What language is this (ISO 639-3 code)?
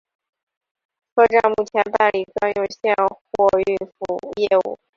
zho